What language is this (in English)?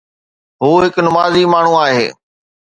Sindhi